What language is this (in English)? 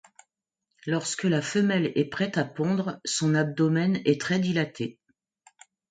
French